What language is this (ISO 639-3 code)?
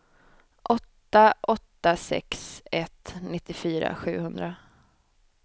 swe